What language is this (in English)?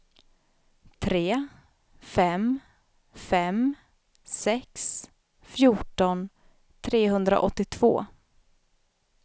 Swedish